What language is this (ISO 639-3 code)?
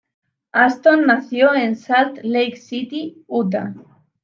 spa